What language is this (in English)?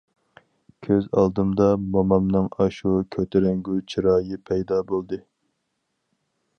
Uyghur